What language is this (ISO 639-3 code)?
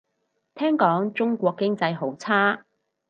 yue